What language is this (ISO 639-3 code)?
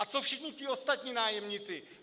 ces